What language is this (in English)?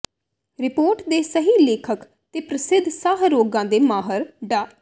Punjabi